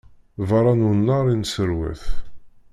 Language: Kabyle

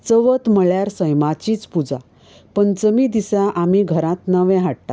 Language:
Konkani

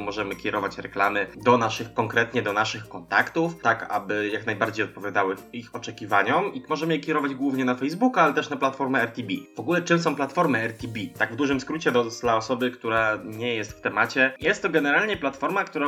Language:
Polish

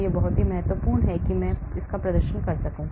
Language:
Hindi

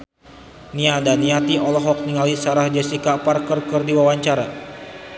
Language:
Sundanese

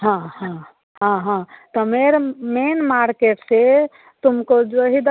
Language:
Hindi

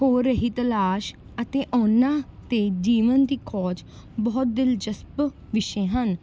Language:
Punjabi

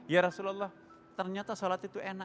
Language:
Indonesian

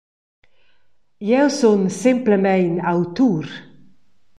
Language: Romansh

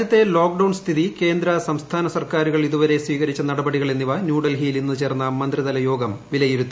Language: Malayalam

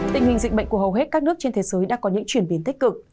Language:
Vietnamese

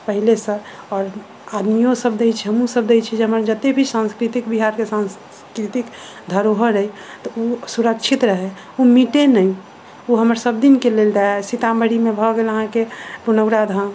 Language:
Maithili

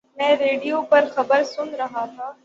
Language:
Urdu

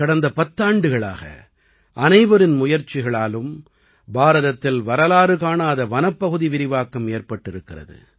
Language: Tamil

